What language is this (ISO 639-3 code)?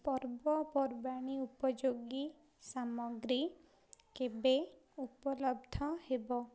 ori